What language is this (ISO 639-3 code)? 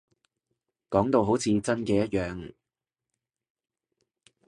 yue